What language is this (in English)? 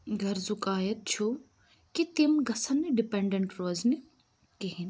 Kashmiri